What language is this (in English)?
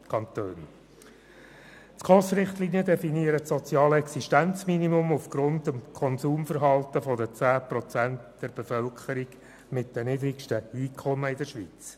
Swiss German